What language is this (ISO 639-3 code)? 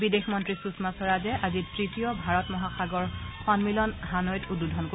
asm